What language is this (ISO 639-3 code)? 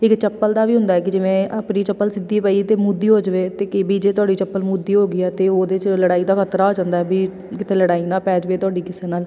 pan